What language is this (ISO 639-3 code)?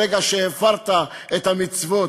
heb